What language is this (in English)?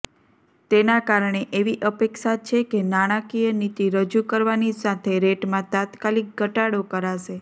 Gujarati